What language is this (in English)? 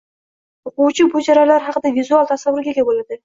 Uzbek